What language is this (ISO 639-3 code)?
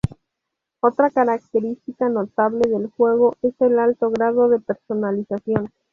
spa